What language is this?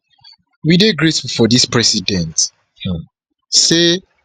Nigerian Pidgin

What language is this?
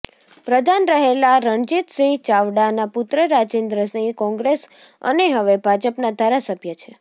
Gujarati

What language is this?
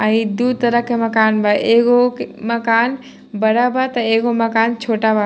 Bhojpuri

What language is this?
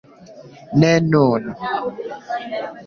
Esperanto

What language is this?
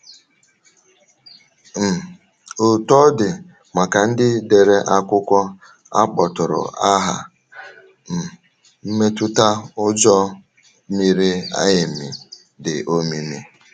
Igbo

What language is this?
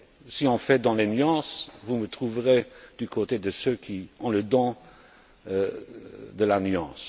French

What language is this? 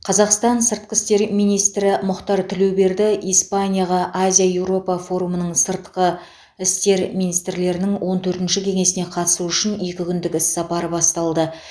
Kazakh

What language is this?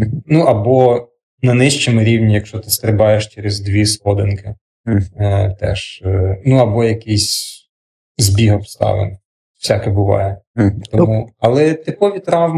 Ukrainian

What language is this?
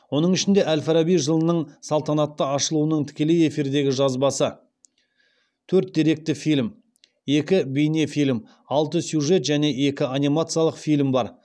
Kazakh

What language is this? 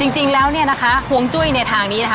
Thai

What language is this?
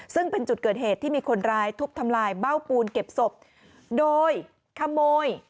Thai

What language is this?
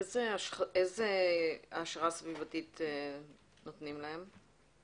Hebrew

